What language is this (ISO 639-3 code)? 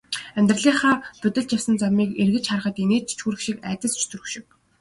mon